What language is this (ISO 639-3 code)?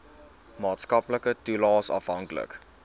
afr